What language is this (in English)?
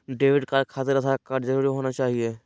Magahi